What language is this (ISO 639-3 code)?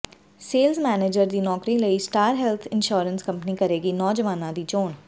pan